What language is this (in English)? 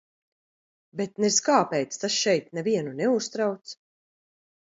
Latvian